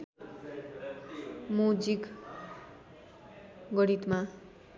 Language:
Nepali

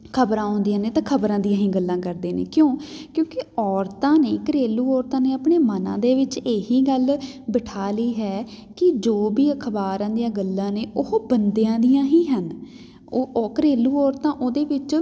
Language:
Punjabi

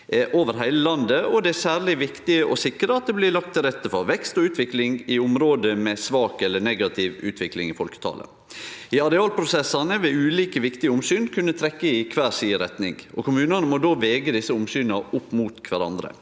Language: Norwegian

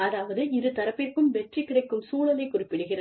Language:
Tamil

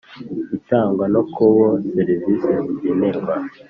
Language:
Kinyarwanda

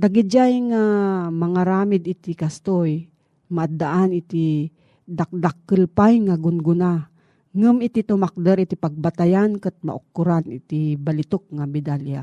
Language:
Filipino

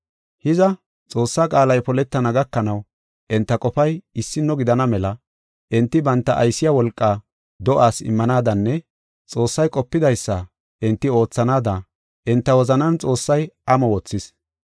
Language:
Gofa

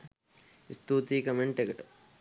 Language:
Sinhala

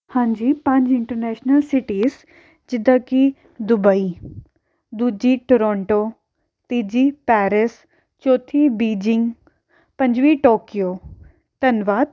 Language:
Punjabi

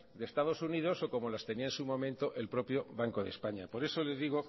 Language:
Spanish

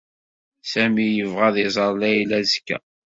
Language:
Kabyle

